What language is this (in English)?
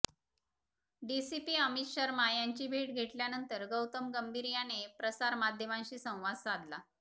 Marathi